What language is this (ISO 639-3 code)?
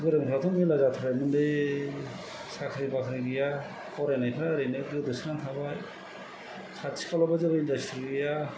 brx